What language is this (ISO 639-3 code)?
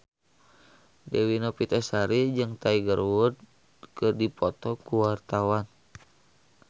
sun